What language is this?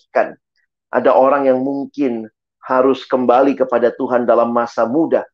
Indonesian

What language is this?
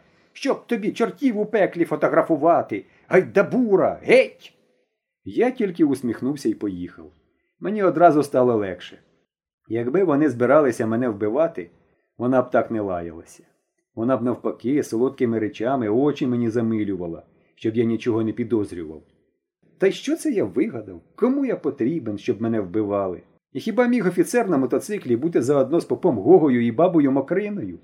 Ukrainian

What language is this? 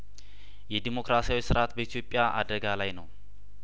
Amharic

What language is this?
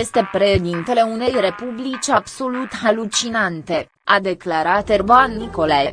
Romanian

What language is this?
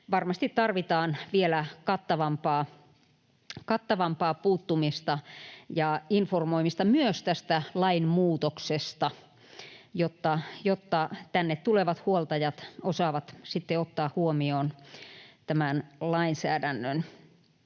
Finnish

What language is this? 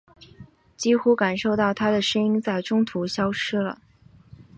Chinese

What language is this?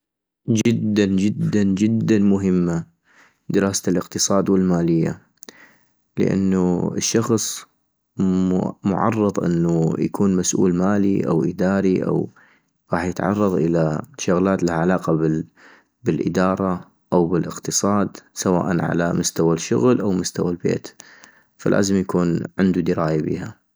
North Mesopotamian Arabic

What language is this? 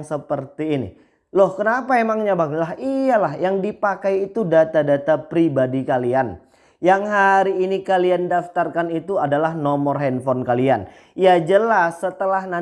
Indonesian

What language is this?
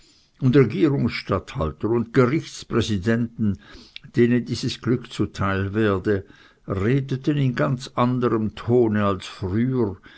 German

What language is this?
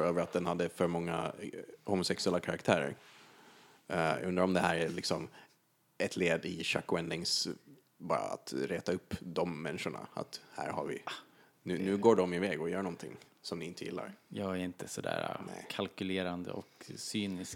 Swedish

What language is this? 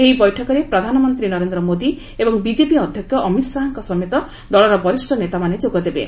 Odia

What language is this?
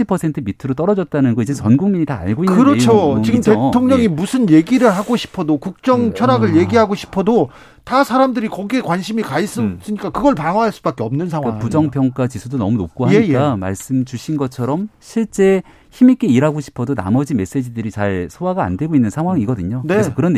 Korean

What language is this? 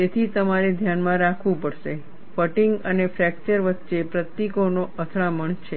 Gujarati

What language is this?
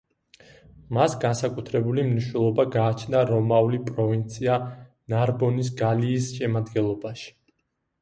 Georgian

